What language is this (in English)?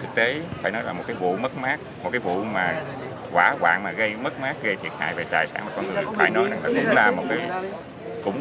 Vietnamese